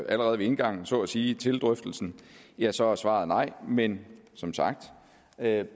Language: Danish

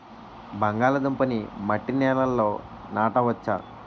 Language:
Telugu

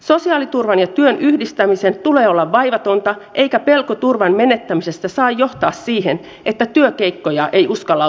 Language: Finnish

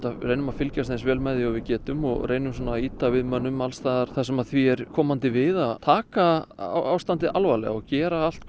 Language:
Icelandic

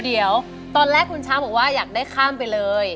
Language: Thai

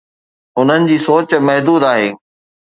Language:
Sindhi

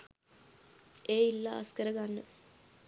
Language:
Sinhala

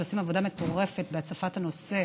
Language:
Hebrew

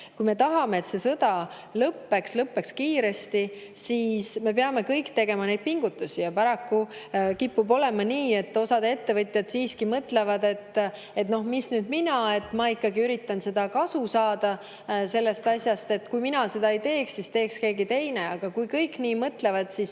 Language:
Estonian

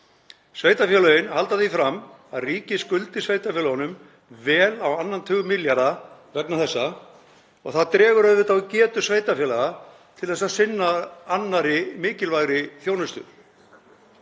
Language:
Icelandic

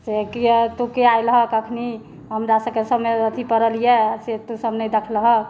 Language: Maithili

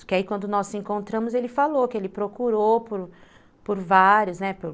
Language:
Portuguese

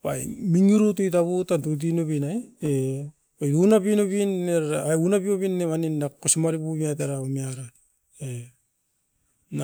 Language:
Askopan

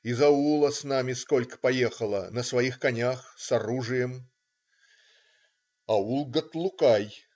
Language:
Russian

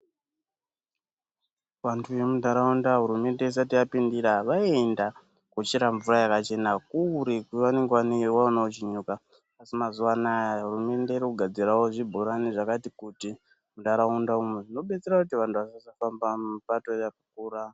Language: Ndau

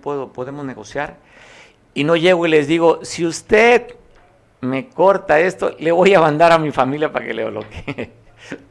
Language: Spanish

